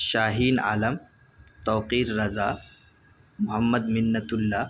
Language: Urdu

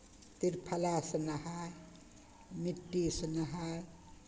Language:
Maithili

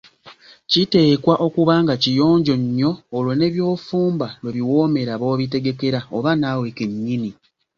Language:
Ganda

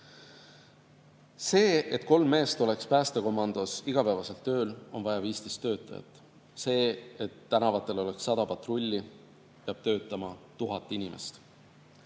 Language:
Estonian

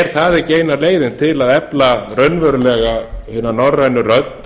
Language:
Icelandic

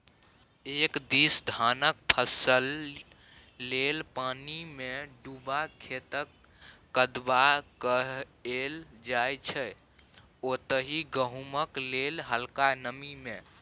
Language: Maithili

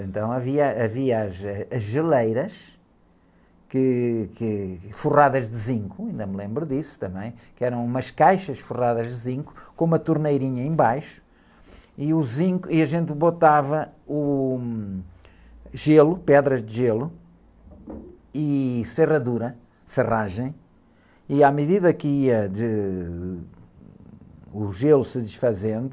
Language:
Portuguese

